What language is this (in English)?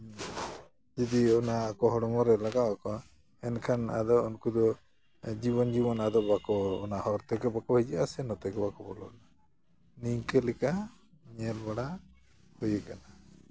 Santali